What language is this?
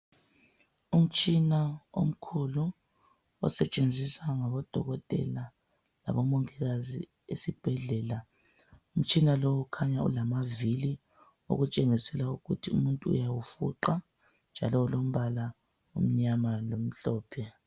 North Ndebele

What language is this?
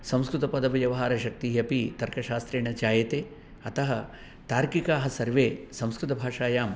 Sanskrit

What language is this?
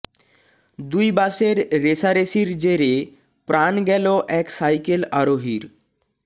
Bangla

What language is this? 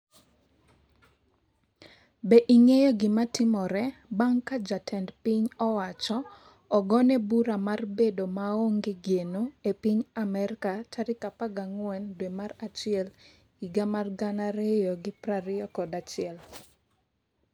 Luo (Kenya and Tanzania)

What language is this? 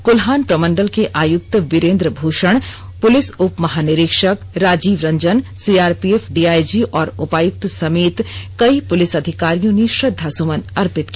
Hindi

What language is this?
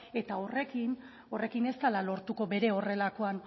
Basque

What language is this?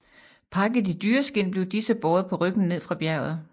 Danish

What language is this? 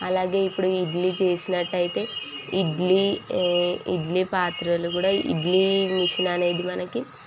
Telugu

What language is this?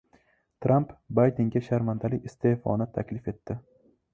Uzbek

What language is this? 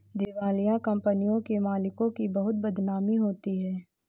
Hindi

